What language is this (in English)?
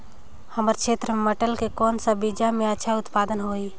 Chhattisgarhi